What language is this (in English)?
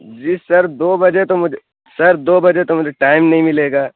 Urdu